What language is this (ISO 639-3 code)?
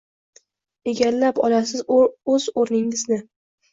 uzb